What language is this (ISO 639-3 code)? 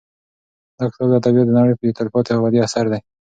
pus